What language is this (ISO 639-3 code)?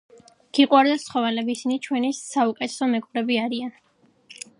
kat